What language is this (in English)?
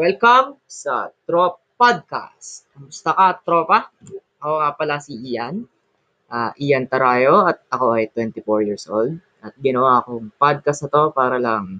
Filipino